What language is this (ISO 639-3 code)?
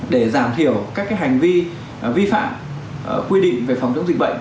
vie